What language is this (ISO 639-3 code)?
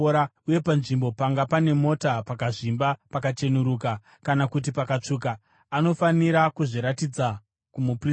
sna